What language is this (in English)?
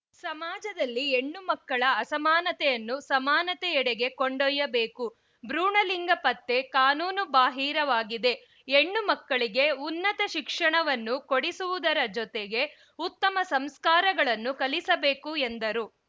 Kannada